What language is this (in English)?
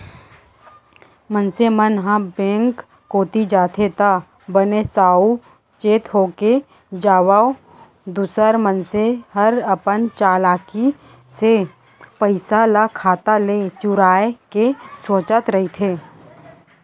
Chhattisgarhi